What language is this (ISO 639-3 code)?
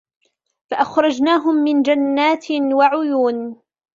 ara